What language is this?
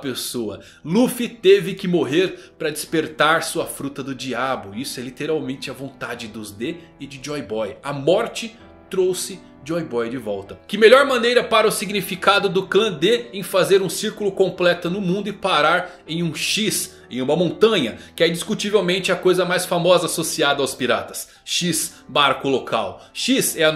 Portuguese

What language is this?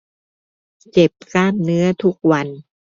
Thai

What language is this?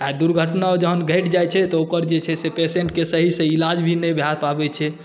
Maithili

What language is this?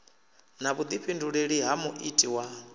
Venda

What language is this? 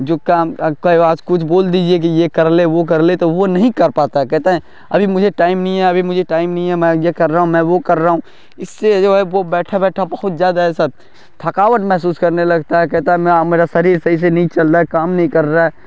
Urdu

